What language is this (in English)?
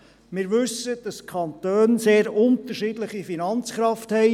Swiss German